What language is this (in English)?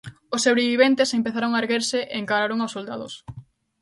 Galician